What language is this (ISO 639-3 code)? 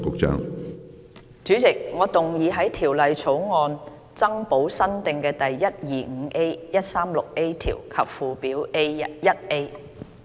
yue